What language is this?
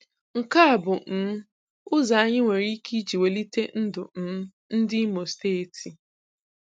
Igbo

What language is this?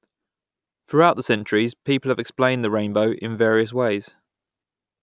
English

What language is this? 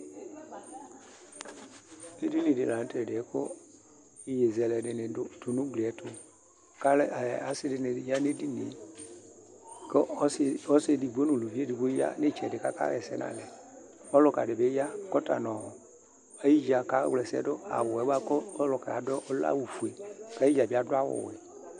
Ikposo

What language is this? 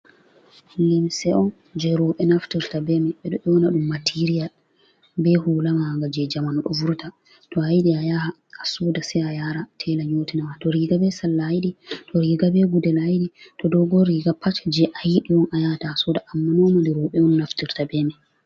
Fula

